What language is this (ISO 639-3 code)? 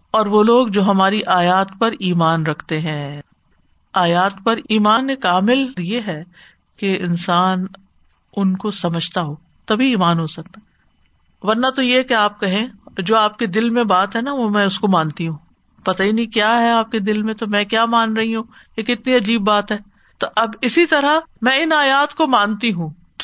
urd